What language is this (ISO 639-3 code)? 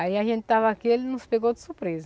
por